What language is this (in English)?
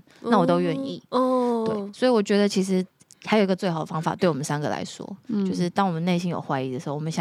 Chinese